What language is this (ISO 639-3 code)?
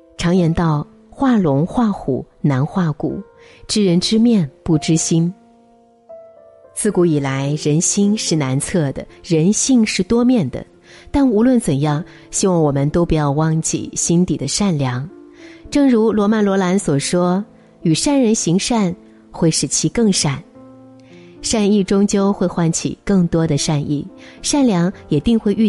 zho